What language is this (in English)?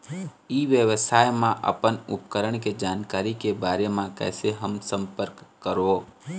Chhattisgarhi